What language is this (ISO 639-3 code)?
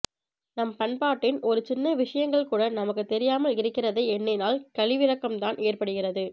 tam